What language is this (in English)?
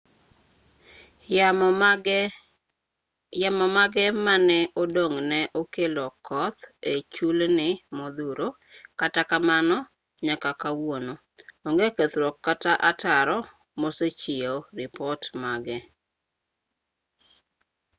Luo (Kenya and Tanzania)